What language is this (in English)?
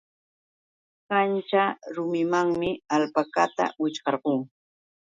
Yauyos Quechua